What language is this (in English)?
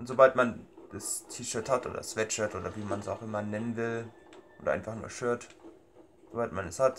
German